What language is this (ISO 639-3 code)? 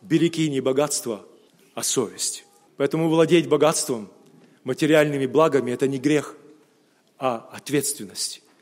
rus